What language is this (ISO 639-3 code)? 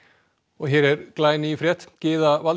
isl